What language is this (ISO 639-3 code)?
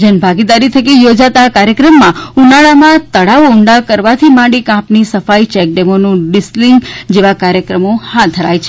guj